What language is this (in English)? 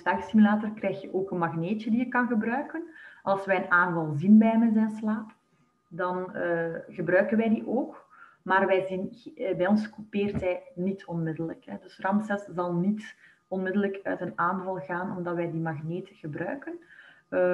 Dutch